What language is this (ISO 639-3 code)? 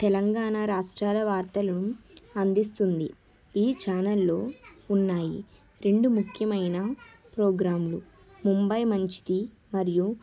tel